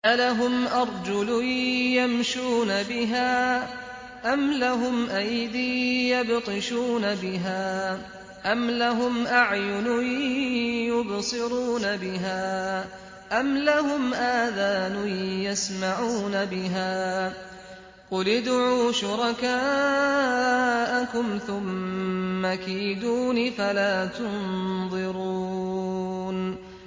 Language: Arabic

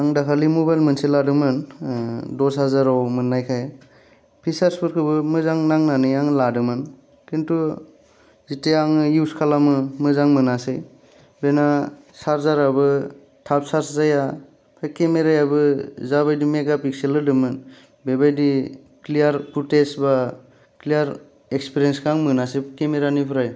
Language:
Bodo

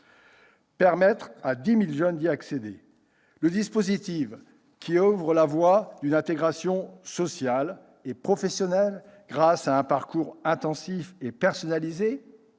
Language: French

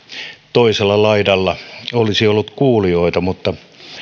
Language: Finnish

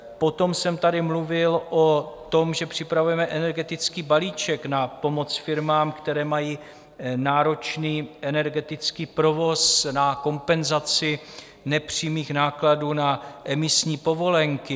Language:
Czech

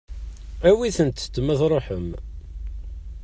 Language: Kabyle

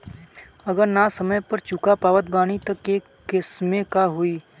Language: Bhojpuri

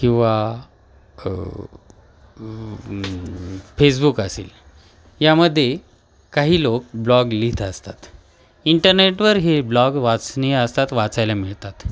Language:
Marathi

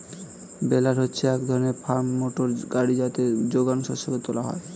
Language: Bangla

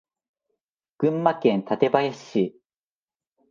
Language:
Japanese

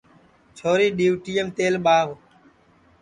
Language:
Sansi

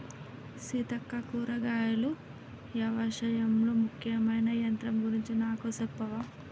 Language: Telugu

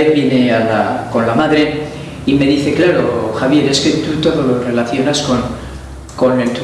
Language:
Spanish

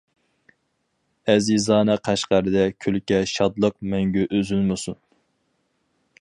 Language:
Uyghur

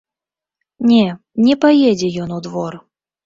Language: Belarusian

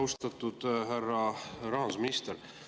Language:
Estonian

